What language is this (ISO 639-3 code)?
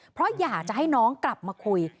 tha